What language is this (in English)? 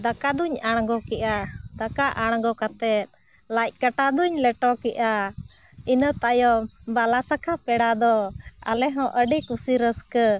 Santali